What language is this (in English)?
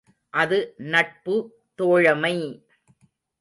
Tamil